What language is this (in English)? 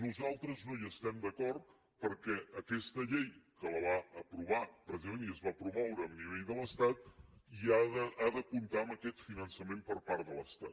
Catalan